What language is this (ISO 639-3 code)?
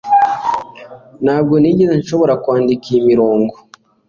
kin